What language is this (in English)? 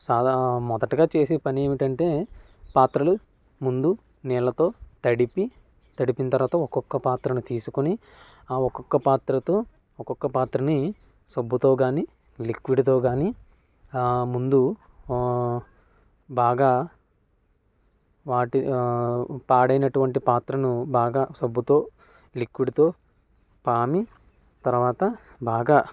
Telugu